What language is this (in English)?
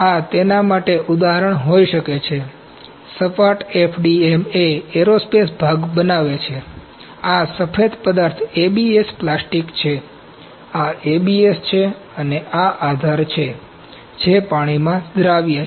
Gujarati